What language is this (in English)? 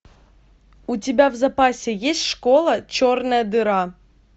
Russian